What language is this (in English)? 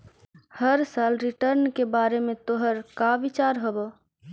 Magahi